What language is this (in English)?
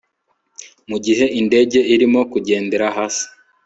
Kinyarwanda